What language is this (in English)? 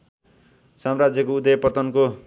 Nepali